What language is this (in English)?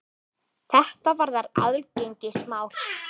Icelandic